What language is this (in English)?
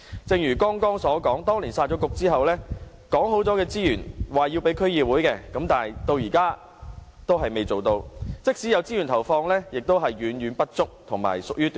Cantonese